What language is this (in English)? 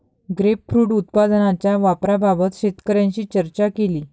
Marathi